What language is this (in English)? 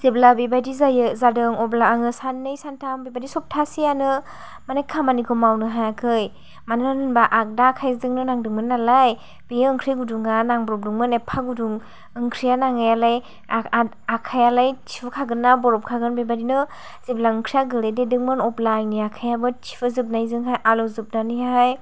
Bodo